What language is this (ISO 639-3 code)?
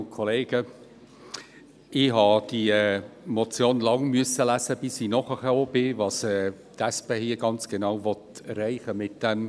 gsw